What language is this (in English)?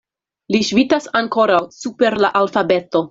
Esperanto